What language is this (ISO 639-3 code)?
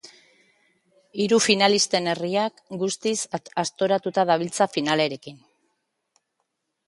eus